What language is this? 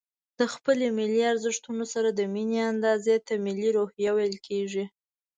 Pashto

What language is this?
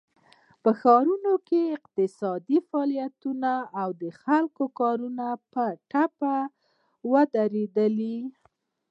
Pashto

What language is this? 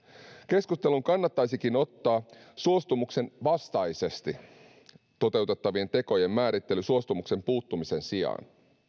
Finnish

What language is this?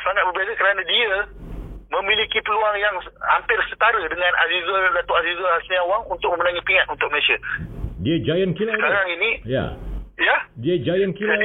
Malay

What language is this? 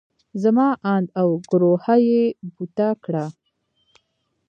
Pashto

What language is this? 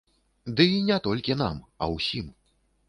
Belarusian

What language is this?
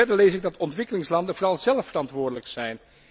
Dutch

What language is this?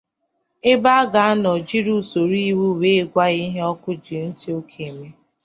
Igbo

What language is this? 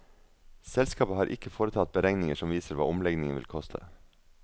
Norwegian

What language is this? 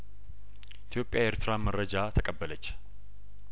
Amharic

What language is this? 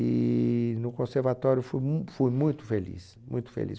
Portuguese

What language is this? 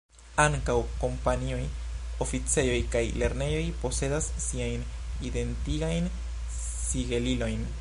Esperanto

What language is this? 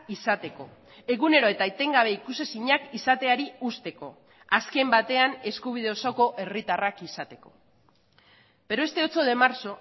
Basque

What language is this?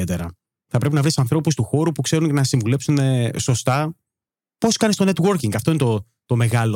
Greek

